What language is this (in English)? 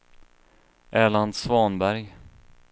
Swedish